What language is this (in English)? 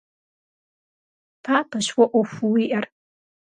Kabardian